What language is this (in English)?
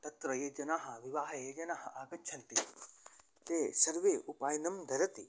Sanskrit